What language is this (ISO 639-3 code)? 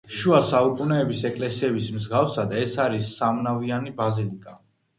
kat